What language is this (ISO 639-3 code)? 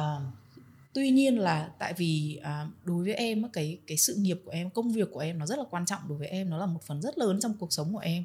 vie